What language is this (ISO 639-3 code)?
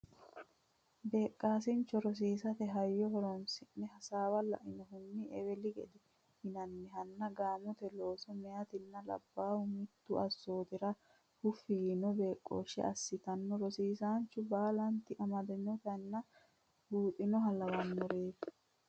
sid